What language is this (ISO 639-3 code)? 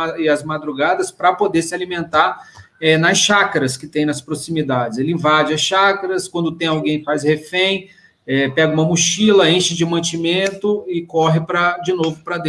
por